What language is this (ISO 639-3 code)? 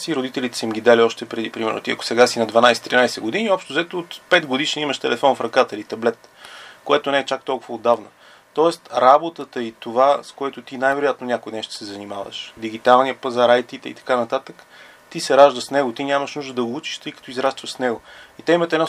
bul